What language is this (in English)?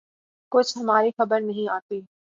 Urdu